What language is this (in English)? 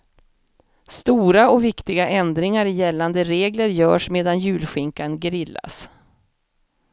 Swedish